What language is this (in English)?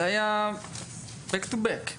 Hebrew